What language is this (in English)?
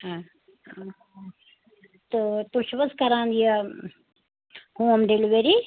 Kashmiri